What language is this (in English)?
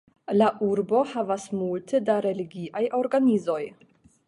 Esperanto